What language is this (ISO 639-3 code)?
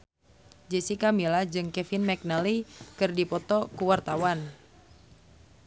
sun